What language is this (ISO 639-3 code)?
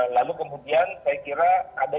ind